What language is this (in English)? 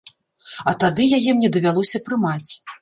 Belarusian